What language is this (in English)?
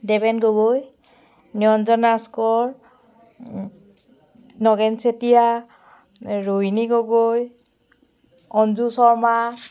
Assamese